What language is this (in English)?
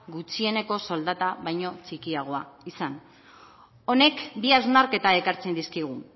Basque